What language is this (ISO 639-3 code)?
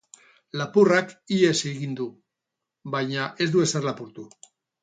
eus